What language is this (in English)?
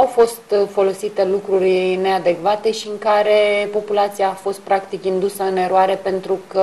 Romanian